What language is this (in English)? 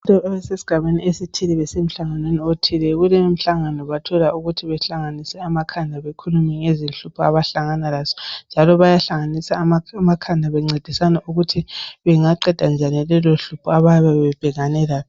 North Ndebele